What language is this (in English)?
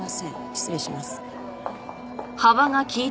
Japanese